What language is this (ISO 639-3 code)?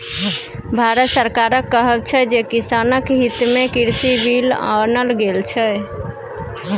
mai